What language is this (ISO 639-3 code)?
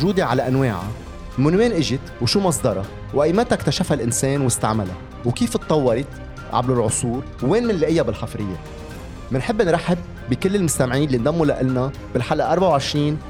ara